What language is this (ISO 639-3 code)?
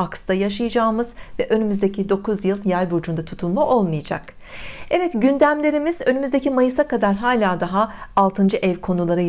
tur